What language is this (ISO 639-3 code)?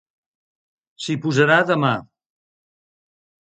cat